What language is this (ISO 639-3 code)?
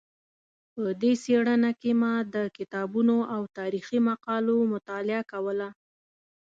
pus